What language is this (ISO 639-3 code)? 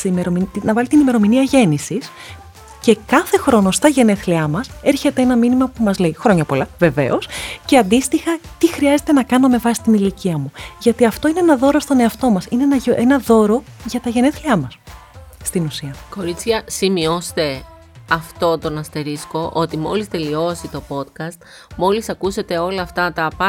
ell